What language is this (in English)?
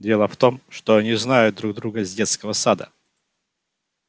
Russian